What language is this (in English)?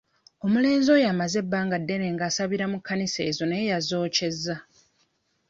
Ganda